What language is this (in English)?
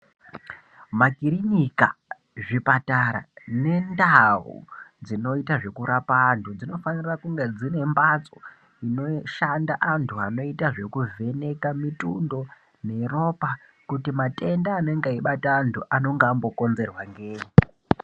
Ndau